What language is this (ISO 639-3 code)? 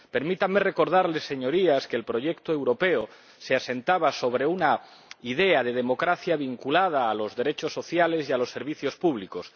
spa